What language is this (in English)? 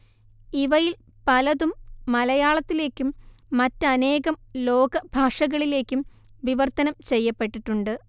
Malayalam